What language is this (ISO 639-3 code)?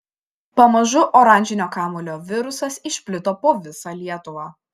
lit